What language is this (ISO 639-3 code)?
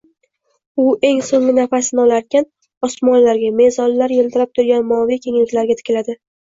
uzb